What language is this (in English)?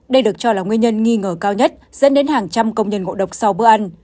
Vietnamese